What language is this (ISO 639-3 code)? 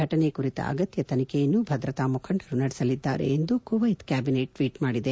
kan